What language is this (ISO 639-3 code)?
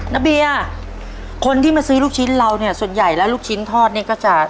tha